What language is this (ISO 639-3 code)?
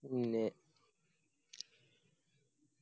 mal